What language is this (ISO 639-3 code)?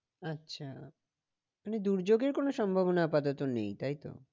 ben